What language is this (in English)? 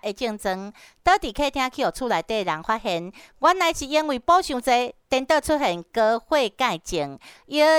Chinese